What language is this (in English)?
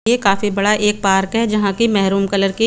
Hindi